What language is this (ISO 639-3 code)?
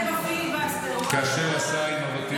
heb